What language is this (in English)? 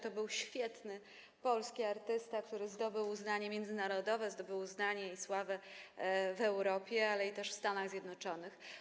Polish